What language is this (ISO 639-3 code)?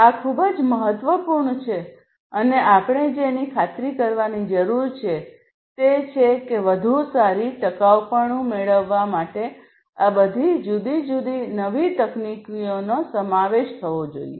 guj